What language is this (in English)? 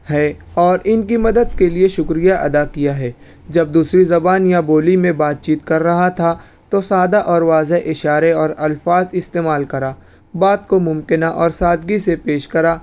Urdu